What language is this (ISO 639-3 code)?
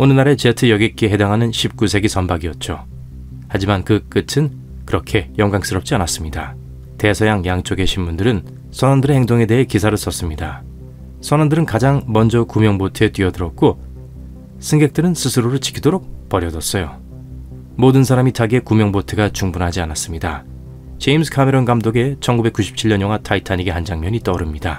kor